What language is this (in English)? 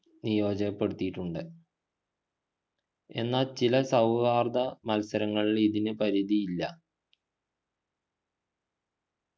Malayalam